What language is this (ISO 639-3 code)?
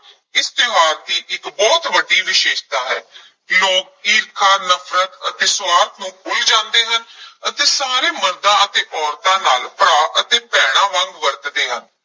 pan